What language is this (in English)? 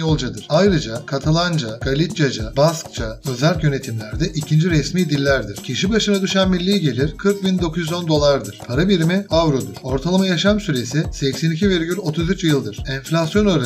Turkish